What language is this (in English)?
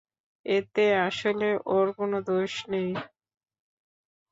Bangla